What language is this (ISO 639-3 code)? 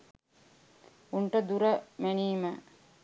sin